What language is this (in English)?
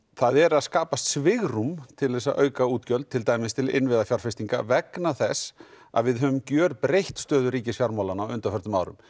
Icelandic